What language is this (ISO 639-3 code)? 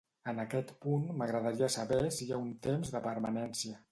cat